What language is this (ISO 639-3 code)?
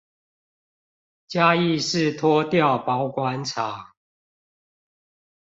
zho